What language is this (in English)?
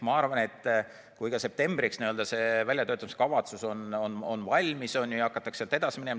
Estonian